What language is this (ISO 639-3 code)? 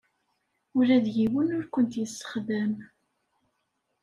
kab